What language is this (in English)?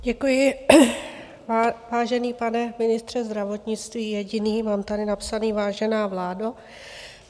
Czech